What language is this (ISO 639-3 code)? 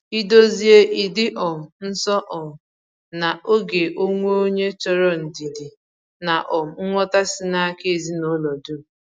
ibo